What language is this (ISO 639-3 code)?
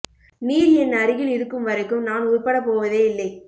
tam